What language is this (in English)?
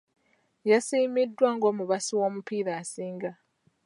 Ganda